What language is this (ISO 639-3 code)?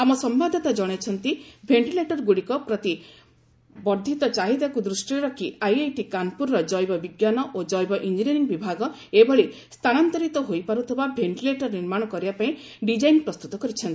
ori